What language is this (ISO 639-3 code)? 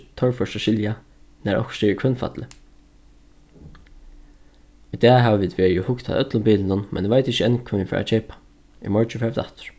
fao